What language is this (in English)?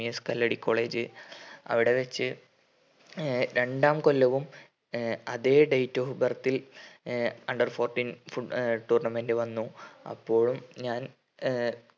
Malayalam